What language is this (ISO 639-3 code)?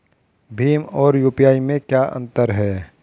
hin